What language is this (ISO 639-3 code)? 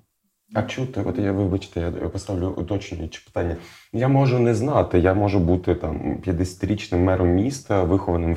ukr